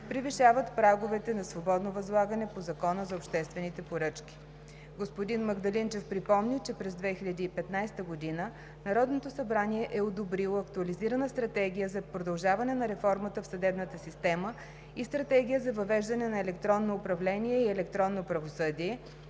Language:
Bulgarian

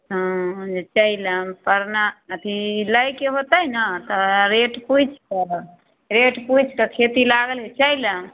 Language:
Maithili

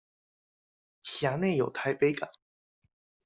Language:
Chinese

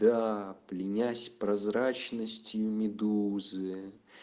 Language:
Russian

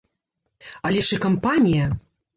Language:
Belarusian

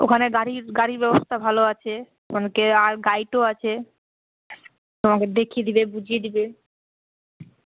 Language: Bangla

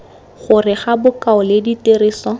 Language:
Tswana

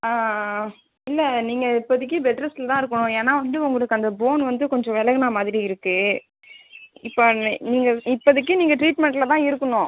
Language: Tamil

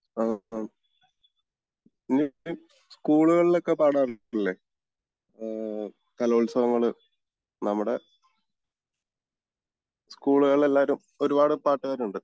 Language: Malayalam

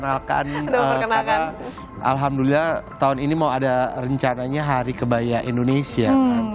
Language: Indonesian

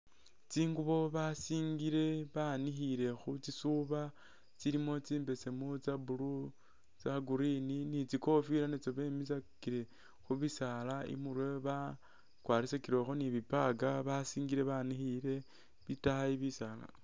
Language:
Masaaba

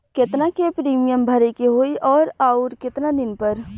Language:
Bhojpuri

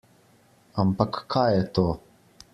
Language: Slovenian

